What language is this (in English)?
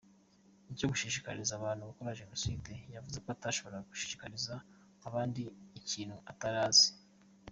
Kinyarwanda